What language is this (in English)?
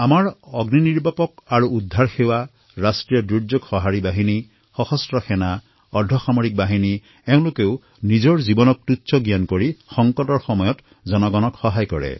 Assamese